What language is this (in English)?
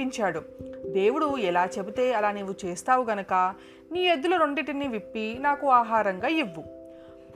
Telugu